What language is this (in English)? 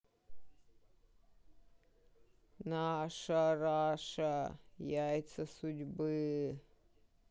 Russian